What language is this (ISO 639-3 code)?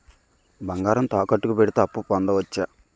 tel